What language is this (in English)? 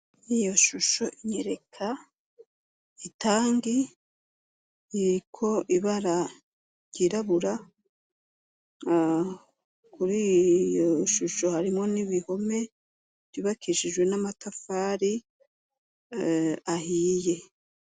Rundi